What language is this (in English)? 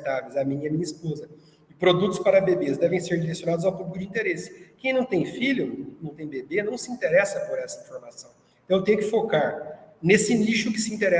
Portuguese